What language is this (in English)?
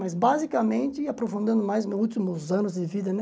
Portuguese